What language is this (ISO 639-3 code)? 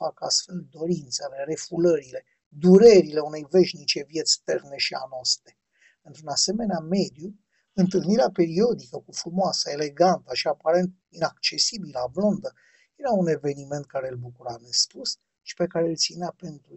ron